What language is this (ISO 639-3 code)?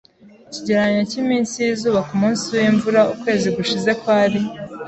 kin